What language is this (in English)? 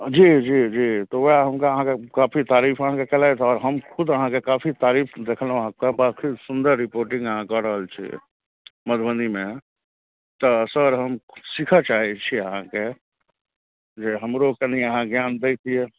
Maithili